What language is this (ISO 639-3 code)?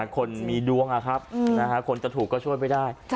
tha